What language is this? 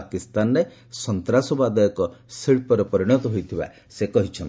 Odia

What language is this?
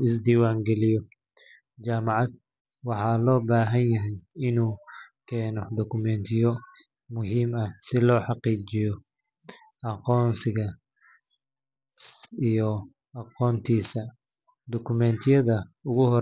Somali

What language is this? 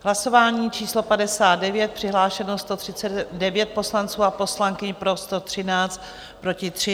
Czech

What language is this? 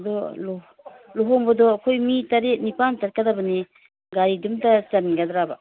Manipuri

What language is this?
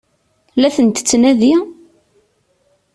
Kabyle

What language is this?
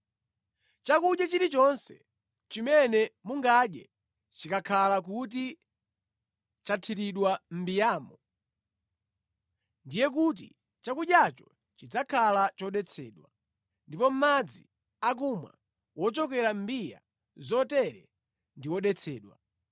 Nyanja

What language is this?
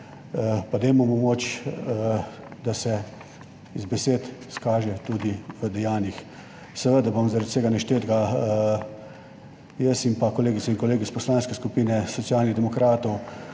Slovenian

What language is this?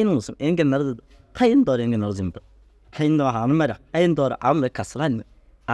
Dazaga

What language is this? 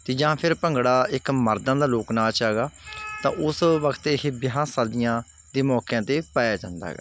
Punjabi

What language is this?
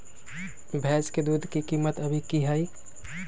Magahi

